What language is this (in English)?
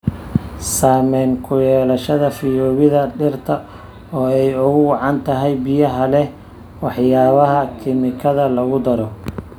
Somali